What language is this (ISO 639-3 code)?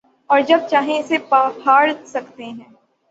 urd